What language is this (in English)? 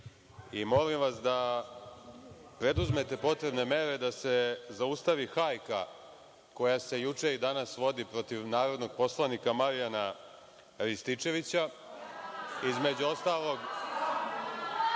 Serbian